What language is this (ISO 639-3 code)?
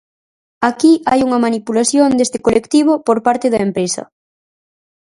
glg